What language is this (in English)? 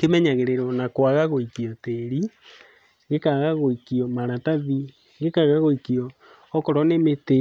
Kikuyu